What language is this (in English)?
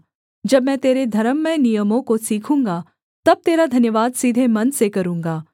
Hindi